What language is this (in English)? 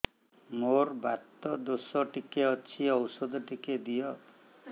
Odia